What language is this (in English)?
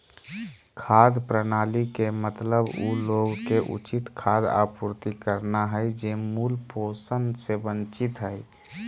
Magahi